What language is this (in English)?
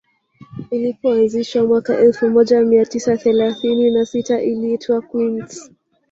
Swahili